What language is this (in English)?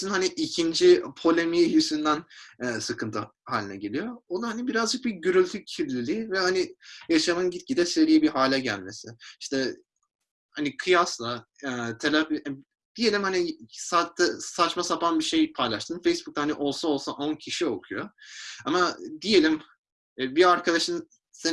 Turkish